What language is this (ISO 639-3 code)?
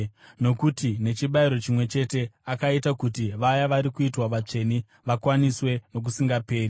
sna